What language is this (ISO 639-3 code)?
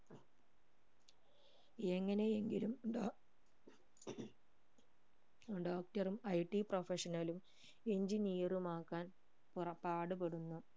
mal